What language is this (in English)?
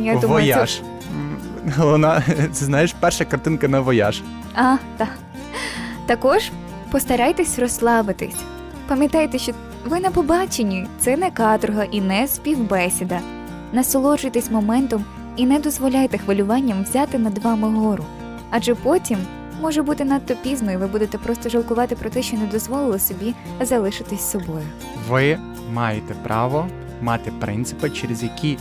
Ukrainian